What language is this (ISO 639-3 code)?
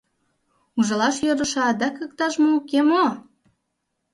chm